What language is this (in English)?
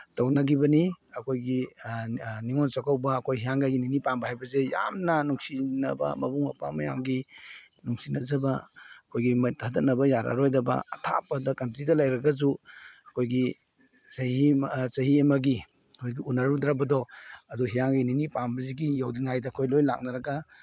Manipuri